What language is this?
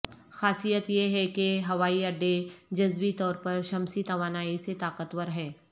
Urdu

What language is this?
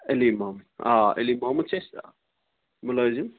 Kashmiri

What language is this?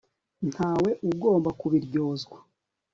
Kinyarwanda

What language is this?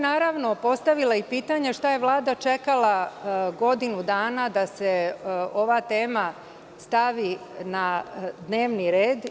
Serbian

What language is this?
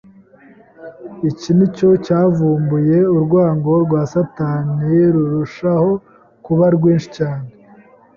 Kinyarwanda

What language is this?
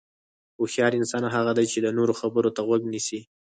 Pashto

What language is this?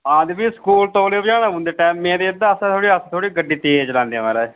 Dogri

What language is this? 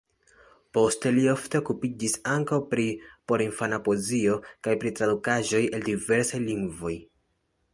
Esperanto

